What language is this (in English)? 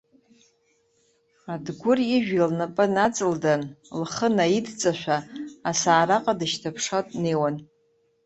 Abkhazian